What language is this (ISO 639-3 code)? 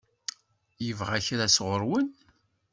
kab